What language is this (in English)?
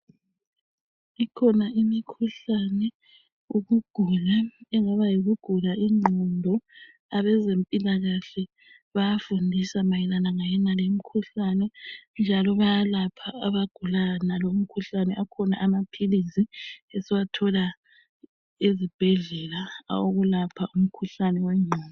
North Ndebele